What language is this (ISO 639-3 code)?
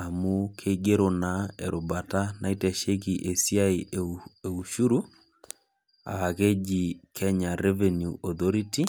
mas